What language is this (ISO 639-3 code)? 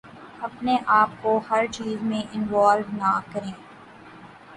urd